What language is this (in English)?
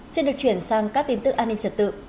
Vietnamese